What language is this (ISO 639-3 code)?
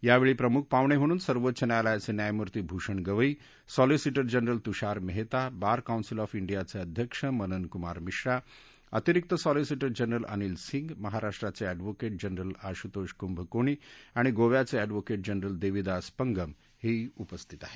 mar